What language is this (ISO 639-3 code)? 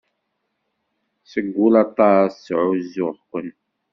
kab